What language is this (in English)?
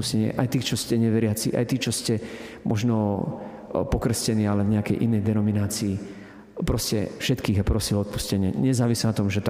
Slovak